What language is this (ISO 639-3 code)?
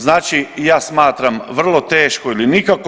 hrv